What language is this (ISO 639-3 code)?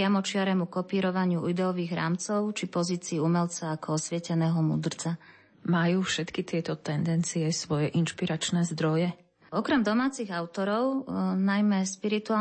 slk